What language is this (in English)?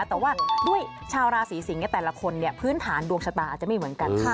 Thai